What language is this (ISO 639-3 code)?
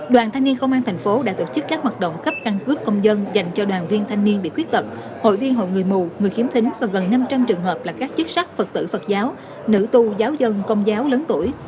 vie